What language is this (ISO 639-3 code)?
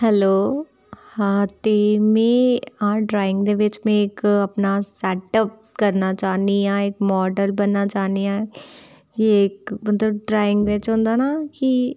doi